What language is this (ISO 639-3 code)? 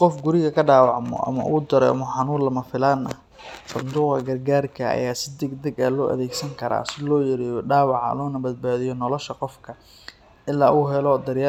som